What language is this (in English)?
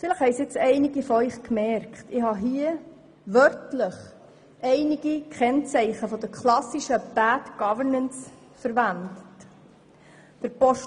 Swiss German